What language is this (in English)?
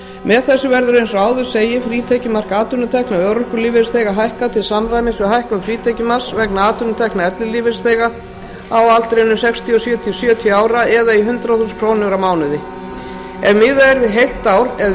Icelandic